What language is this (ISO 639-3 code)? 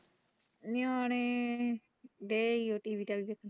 pan